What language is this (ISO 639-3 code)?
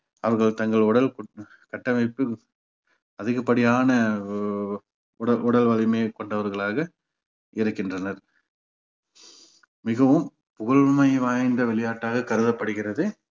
tam